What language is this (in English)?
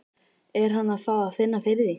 Icelandic